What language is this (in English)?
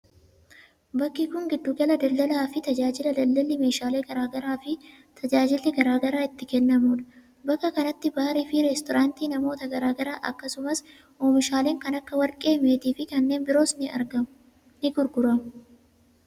Oromo